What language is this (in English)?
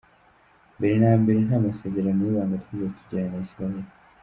Kinyarwanda